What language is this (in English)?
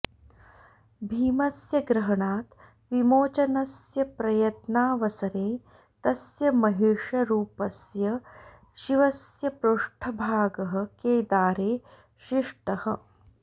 Sanskrit